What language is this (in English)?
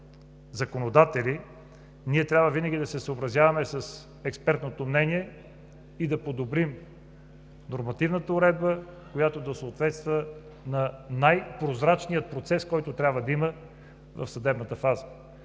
Bulgarian